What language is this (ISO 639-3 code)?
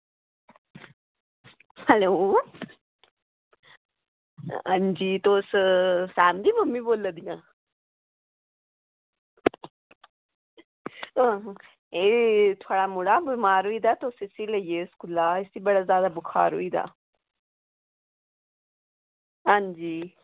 doi